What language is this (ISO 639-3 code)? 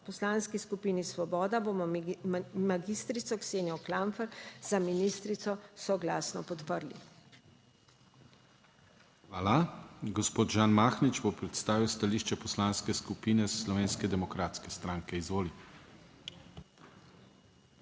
slv